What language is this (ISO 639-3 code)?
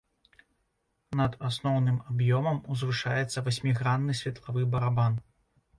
bel